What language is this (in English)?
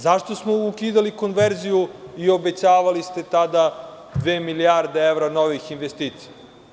Serbian